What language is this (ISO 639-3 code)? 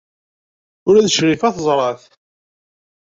kab